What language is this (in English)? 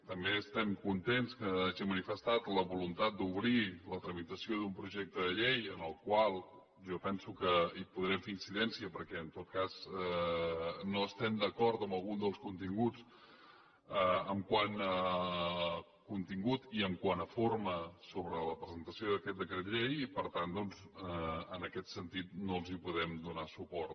Catalan